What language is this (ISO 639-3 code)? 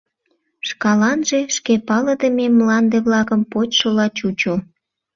chm